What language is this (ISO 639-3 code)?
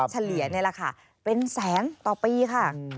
tha